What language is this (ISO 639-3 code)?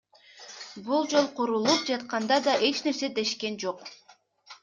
kir